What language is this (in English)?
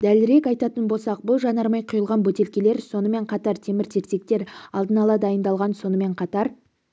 Kazakh